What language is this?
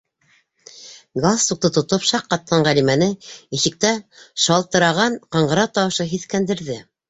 Bashkir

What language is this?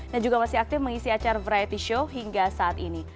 Indonesian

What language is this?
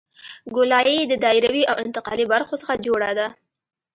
Pashto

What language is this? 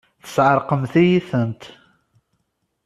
Kabyle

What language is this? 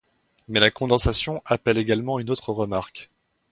French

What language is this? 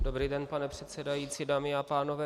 Czech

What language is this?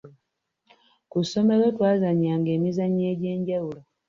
Ganda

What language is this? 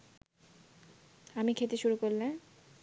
Bangla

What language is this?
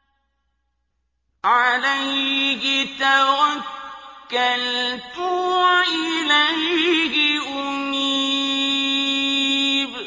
Arabic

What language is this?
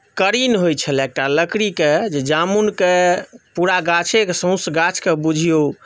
Maithili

